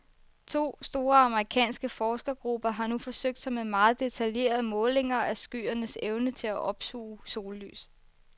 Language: Danish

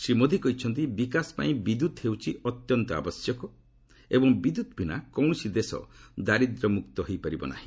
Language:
Odia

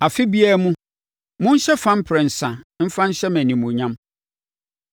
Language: Akan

